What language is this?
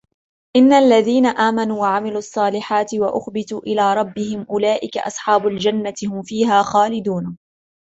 Arabic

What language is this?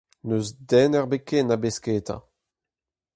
Breton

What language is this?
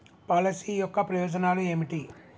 Telugu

